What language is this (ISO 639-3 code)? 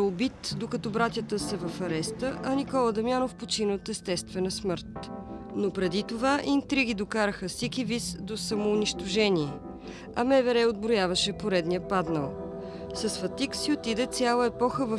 bul